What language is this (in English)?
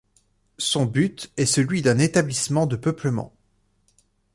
French